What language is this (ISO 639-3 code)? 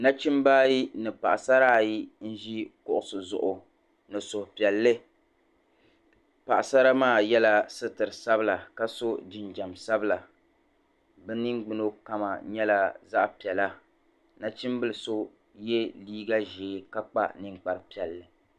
dag